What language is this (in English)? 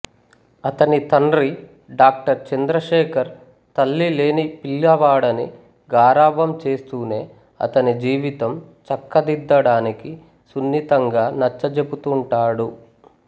Telugu